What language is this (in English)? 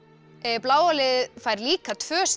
Icelandic